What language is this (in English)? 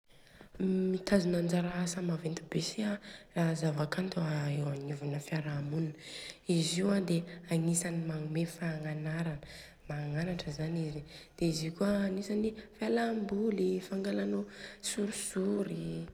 Southern Betsimisaraka Malagasy